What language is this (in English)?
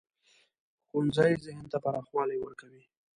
Pashto